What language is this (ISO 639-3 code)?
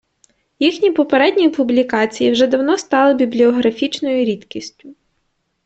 ukr